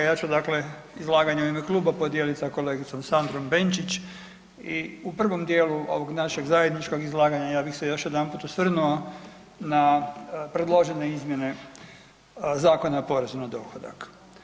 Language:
Croatian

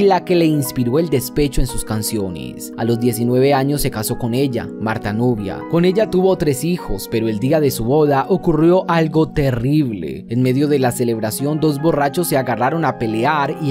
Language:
Spanish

